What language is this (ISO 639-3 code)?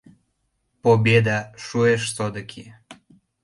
chm